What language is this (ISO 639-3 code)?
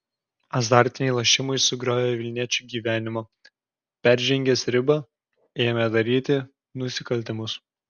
lit